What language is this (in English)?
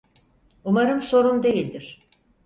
Turkish